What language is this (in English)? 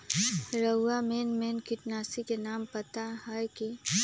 Magahi